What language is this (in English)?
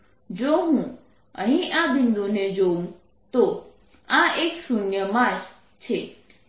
Gujarati